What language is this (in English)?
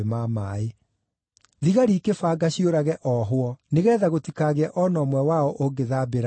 Kikuyu